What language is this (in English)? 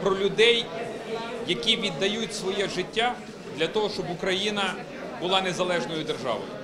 Ukrainian